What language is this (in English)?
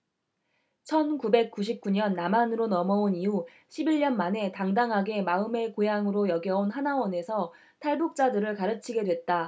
Korean